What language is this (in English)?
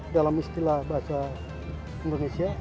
Indonesian